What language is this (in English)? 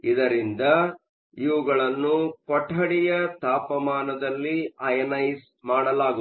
Kannada